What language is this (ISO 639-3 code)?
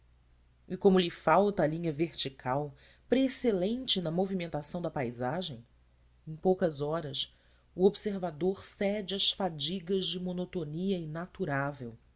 por